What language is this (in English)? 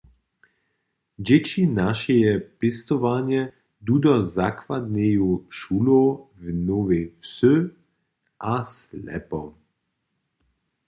Upper Sorbian